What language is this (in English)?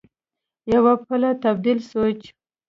Pashto